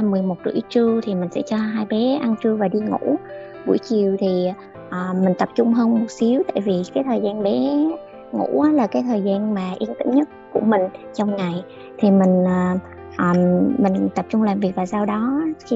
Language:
Vietnamese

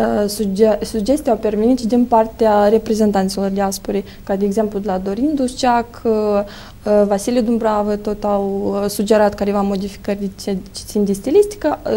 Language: Romanian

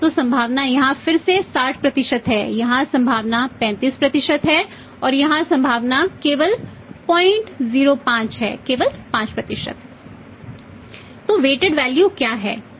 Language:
Hindi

